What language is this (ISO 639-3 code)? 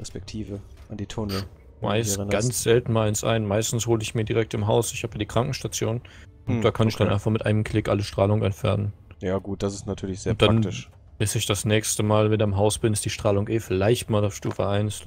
deu